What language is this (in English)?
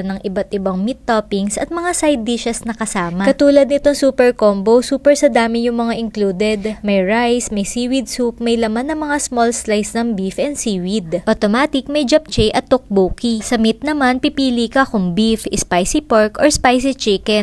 Filipino